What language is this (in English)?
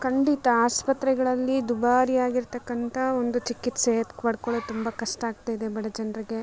Kannada